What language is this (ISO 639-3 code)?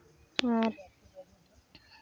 sat